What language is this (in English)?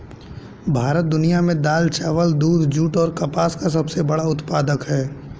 Hindi